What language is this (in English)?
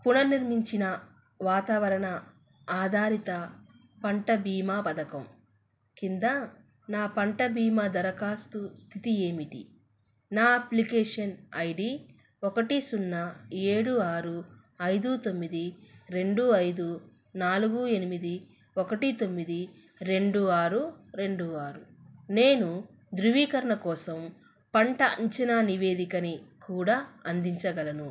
Telugu